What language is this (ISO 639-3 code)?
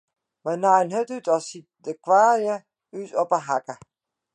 fry